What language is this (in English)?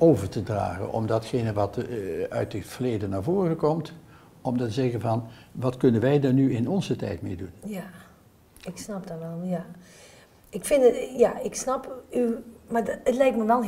Dutch